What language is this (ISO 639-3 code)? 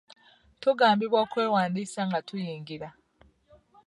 lug